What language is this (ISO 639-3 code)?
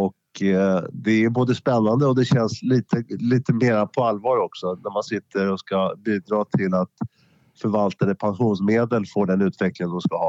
swe